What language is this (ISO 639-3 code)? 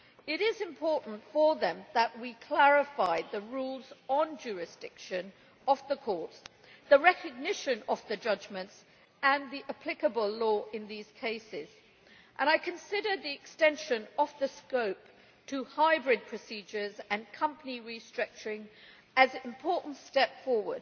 eng